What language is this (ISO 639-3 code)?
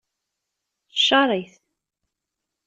kab